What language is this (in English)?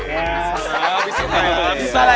Indonesian